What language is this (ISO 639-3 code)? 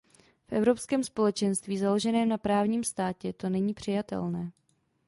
ces